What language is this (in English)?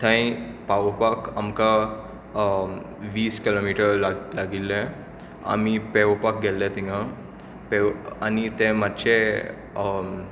Konkani